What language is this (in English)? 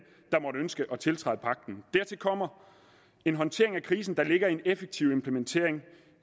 Danish